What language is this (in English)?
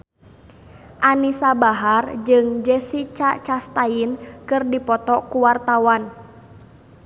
Sundanese